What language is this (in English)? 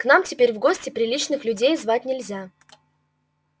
Russian